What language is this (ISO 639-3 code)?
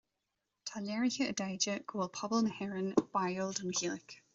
gle